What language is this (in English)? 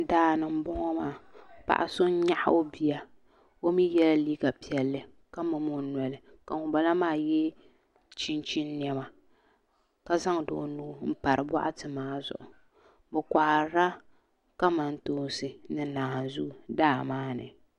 Dagbani